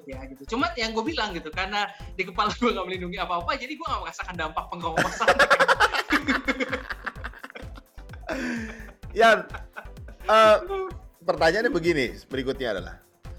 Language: Indonesian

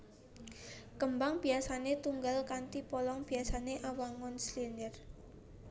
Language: Javanese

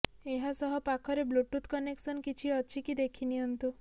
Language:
Odia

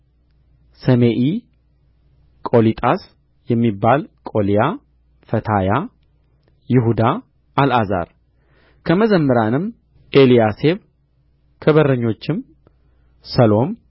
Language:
Amharic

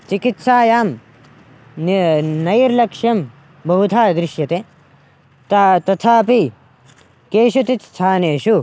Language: Sanskrit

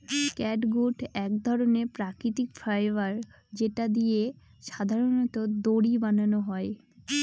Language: Bangla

